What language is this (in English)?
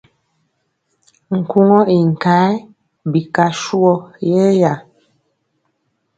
Mpiemo